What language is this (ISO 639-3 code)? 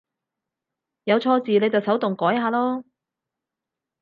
yue